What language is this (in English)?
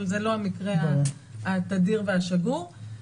Hebrew